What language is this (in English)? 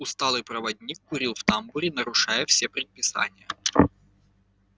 Russian